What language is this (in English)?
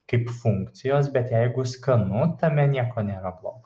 Lithuanian